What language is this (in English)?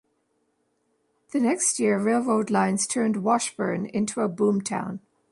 English